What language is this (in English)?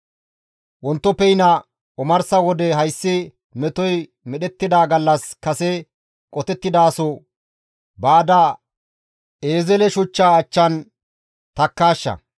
Gamo